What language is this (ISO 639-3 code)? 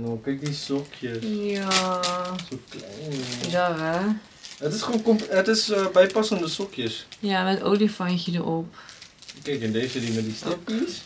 nld